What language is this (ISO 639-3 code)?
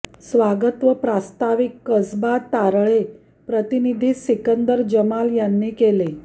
mar